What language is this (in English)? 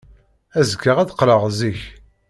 Kabyle